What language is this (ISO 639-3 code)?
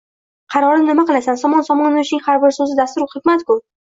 uzb